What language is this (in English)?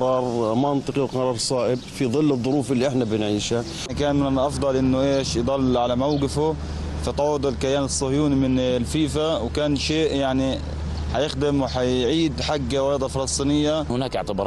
Arabic